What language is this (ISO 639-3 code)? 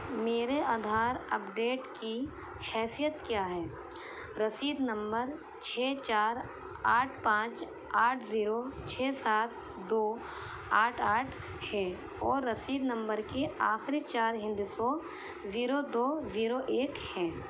urd